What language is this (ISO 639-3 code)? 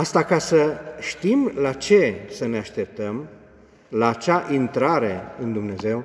ron